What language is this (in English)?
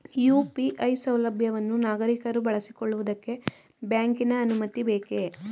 Kannada